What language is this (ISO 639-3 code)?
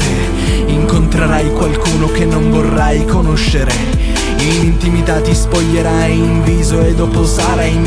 ita